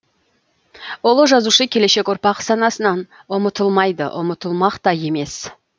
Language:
Kazakh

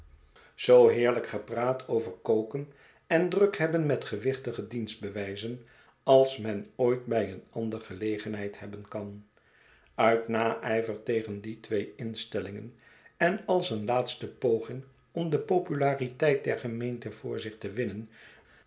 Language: Dutch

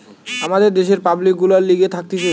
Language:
Bangla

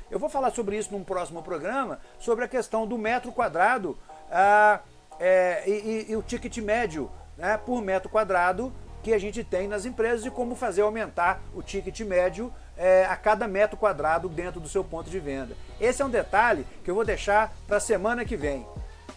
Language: Portuguese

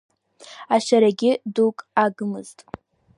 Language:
Abkhazian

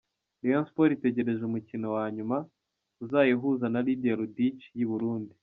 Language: Kinyarwanda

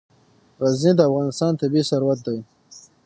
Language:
Pashto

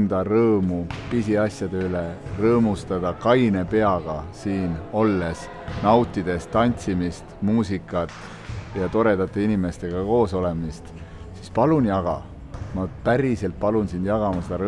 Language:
Finnish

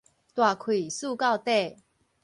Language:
Min Nan Chinese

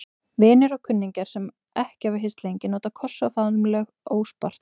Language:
Icelandic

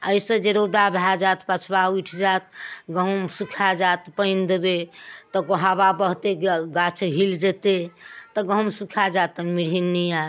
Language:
Maithili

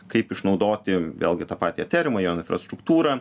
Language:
Lithuanian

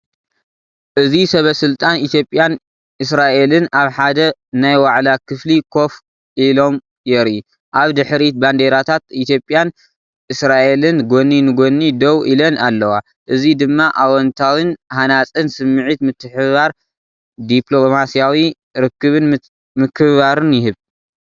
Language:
Tigrinya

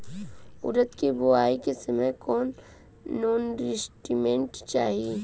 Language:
Bhojpuri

